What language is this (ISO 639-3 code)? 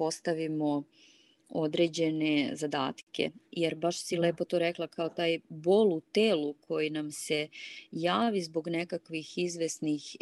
hrv